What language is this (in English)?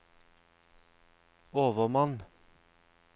Norwegian